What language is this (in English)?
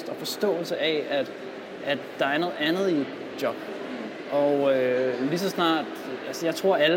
Danish